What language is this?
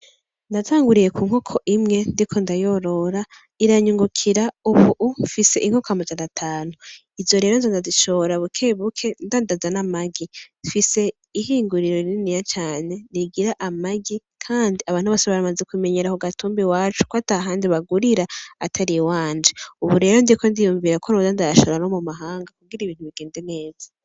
Rundi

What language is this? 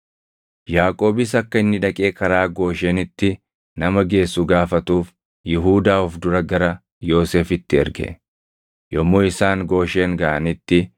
Oromo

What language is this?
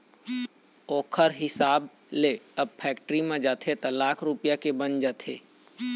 Chhattisgarhi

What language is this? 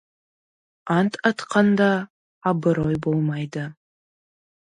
Kazakh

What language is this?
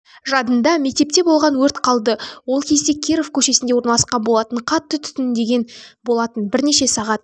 Kazakh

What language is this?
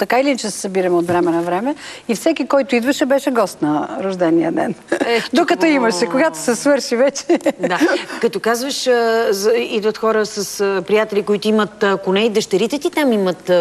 Bulgarian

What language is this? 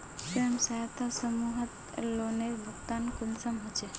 Magahi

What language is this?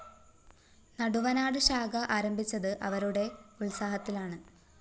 Malayalam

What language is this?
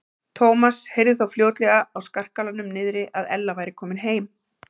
Icelandic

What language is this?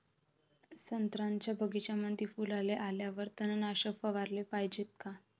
Marathi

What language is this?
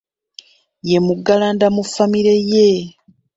Ganda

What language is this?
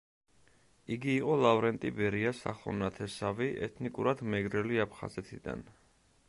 Georgian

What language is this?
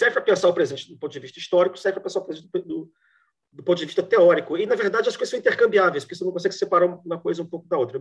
Portuguese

